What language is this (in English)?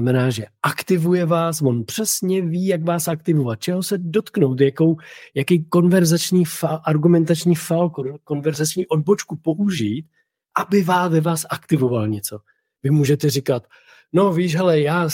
Czech